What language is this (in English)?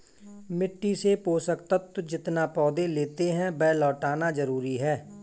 Hindi